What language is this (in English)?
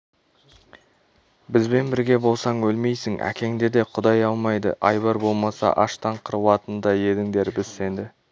Kazakh